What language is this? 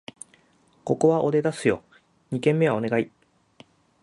Japanese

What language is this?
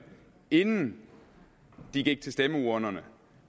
Danish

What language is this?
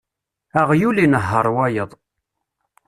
Kabyle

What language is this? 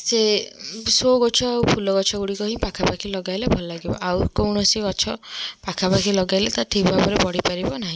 Odia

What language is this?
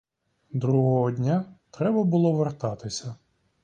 Ukrainian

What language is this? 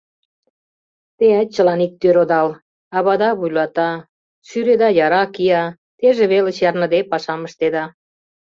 Mari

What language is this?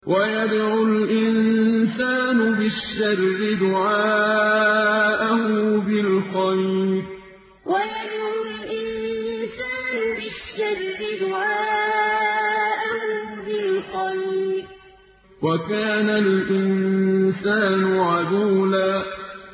Arabic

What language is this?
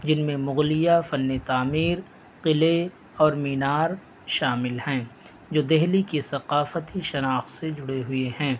Urdu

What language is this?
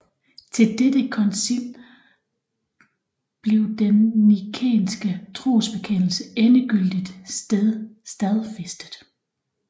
Danish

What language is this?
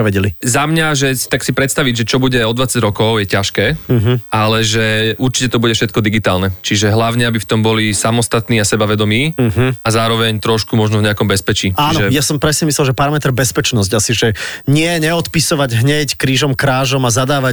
Slovak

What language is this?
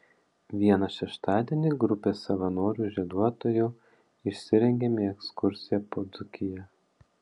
Lithuanian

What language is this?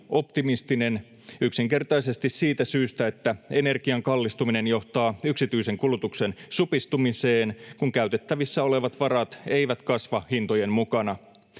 Finnish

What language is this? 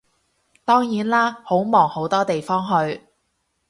Cantonese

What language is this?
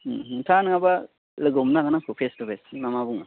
Bodo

